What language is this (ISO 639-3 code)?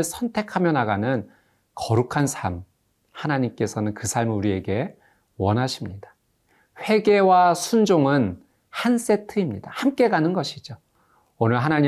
kor